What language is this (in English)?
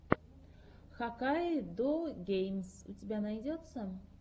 Russian